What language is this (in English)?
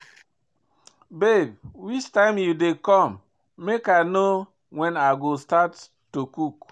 Nigerian Pidgin